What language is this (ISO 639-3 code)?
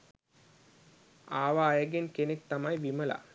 sin